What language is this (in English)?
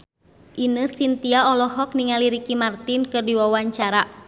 Sundanese